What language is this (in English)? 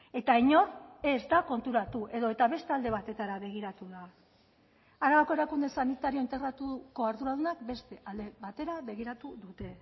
Basque